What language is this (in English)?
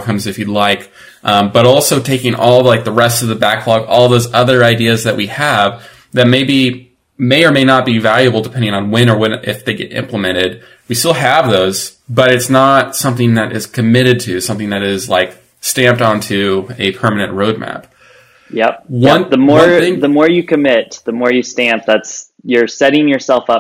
English